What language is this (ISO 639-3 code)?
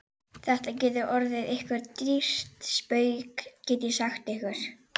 isl